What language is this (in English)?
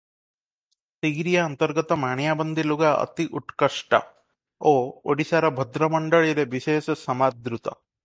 Odia